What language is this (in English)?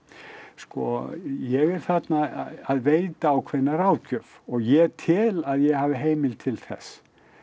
Icelandic